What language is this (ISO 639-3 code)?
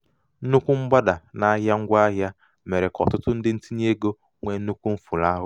ibo